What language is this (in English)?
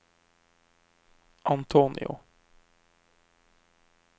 Norwegian